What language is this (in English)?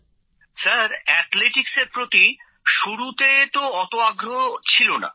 Bangla